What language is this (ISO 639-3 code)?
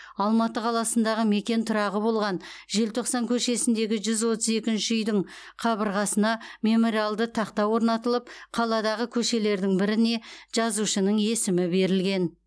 kaz